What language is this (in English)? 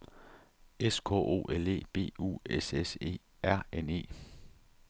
Danish